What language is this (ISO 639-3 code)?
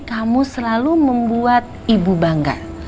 ind